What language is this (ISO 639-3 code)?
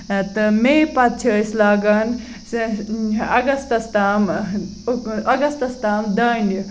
kas